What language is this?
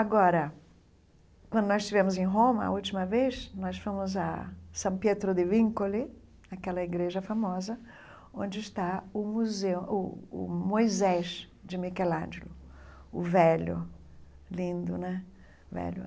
Portuguese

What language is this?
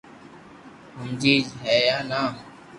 Loarki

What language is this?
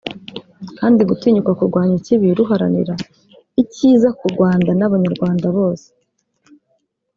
Kinyarwanda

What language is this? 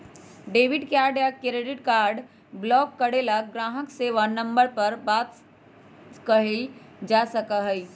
Magahi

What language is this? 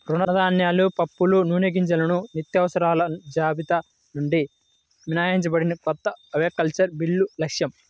Telugu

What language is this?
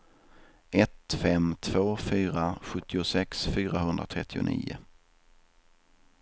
Swedish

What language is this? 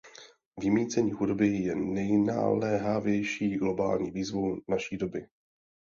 Czech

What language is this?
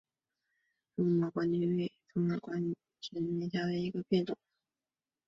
Chinese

